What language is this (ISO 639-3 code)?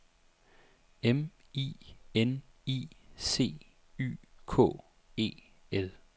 dan